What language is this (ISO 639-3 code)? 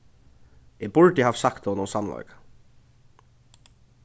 fao